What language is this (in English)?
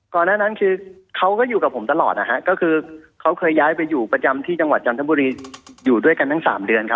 Thai